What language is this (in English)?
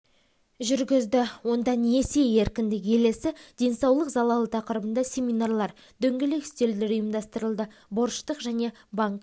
Kazakh